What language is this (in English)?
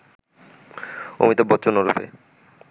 Bangla